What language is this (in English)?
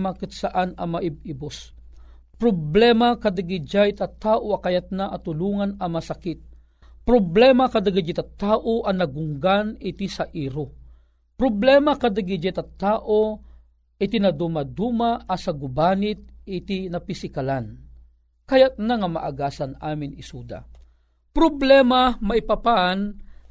Filipino